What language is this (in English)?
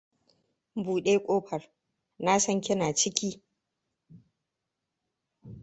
Hausa